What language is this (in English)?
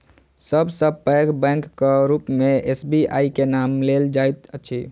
Maithili